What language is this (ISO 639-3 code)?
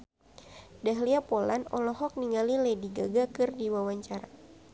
sun